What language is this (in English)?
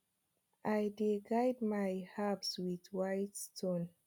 Nigerian Pidgin